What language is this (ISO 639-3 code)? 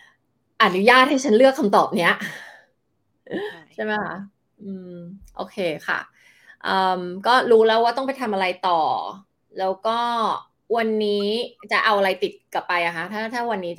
tha